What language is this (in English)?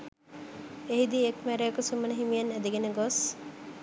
Sinhala